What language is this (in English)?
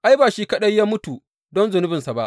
Hausa